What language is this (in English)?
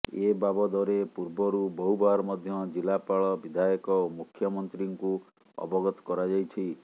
Odia